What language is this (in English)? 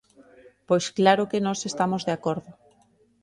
Galician